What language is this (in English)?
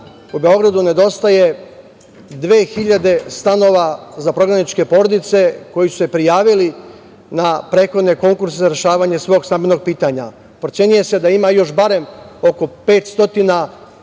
Serbian